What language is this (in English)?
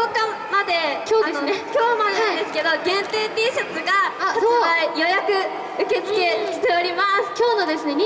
Japanese